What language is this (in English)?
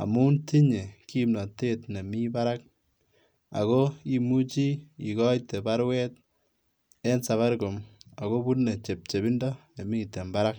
Kalenjin